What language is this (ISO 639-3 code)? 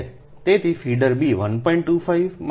guj